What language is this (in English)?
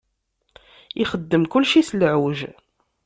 Kabyle